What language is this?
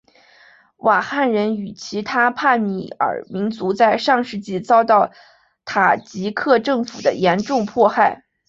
Chinese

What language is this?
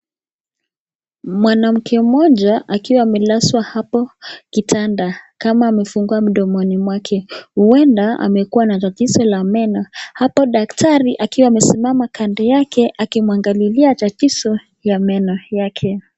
Swahili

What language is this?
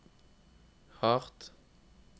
Norwegian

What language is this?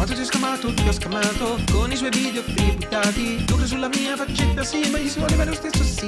Italian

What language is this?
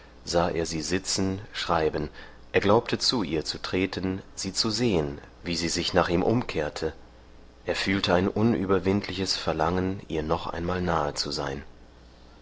German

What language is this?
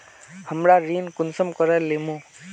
Magahi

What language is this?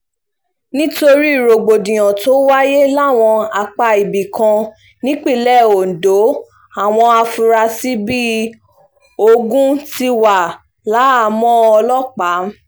Yoruba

